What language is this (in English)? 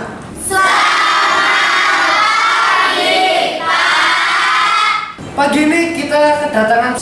Indonesian